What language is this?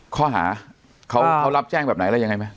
Thai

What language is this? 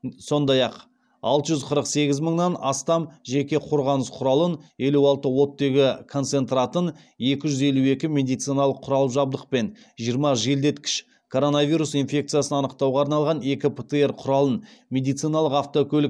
Kazakh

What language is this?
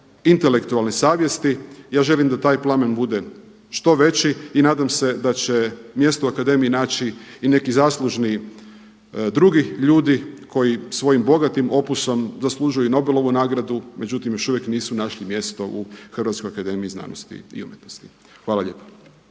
Croatian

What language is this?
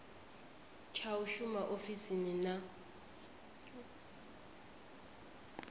Venda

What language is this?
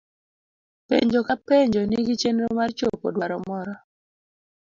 Luo (Kenya and Tanzania)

